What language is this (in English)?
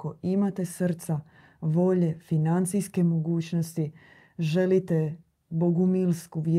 Croatian